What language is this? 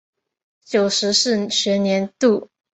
Chinese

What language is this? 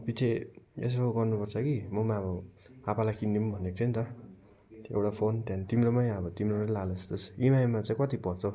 Nepali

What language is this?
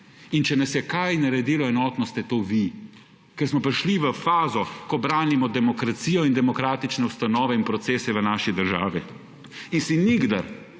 Slovenian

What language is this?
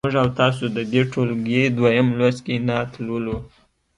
Pashto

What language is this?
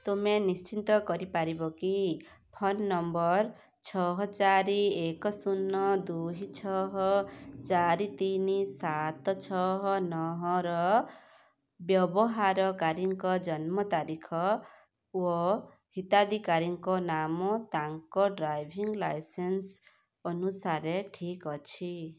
Odia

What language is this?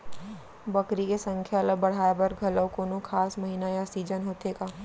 Chhattisgarhi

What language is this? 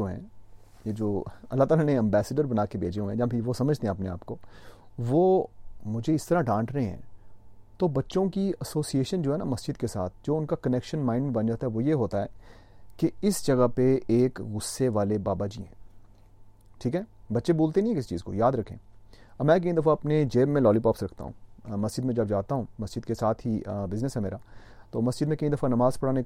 Urdu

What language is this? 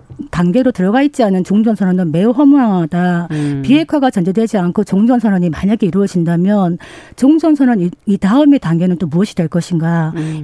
Korean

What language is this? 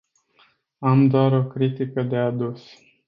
Romanian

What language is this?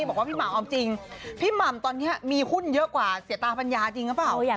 Thai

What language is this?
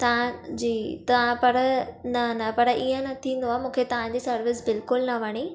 Sindhi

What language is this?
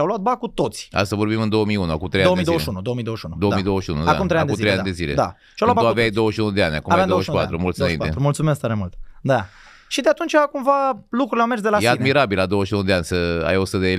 Romanian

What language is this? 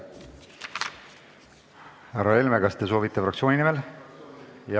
Estonian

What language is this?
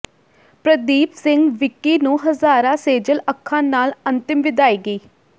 Punjabi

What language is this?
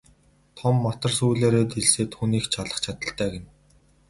Mongolian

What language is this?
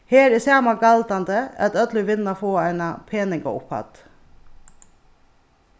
Faroese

